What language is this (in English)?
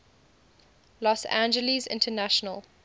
English